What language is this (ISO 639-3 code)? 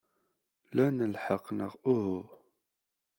kab